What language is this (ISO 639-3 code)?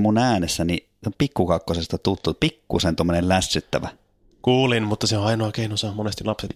fin